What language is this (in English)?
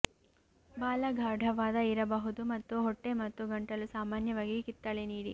Kannada